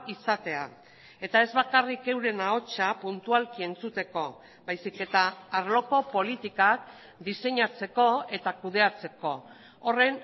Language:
Basque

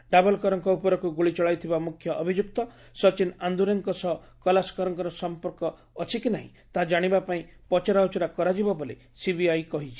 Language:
Odia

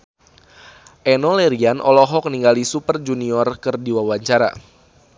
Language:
Sundanese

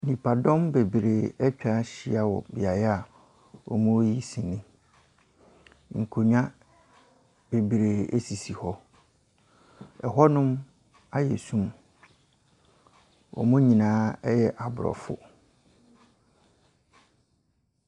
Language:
Akan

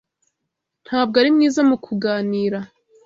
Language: Kinyarwanda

